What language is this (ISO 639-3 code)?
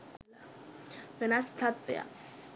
sin